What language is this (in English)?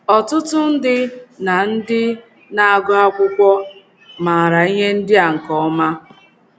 Igbo